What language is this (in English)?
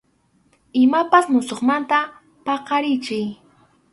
Arequipa-La Unión Quechua